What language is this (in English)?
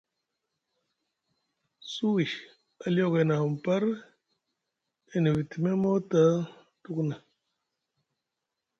Musgu